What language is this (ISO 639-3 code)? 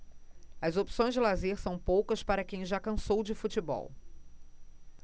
por